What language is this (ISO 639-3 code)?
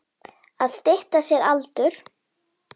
isl